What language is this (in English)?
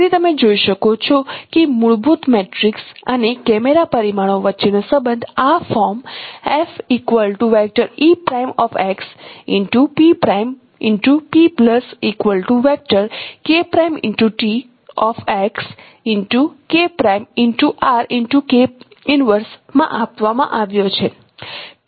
Gujarati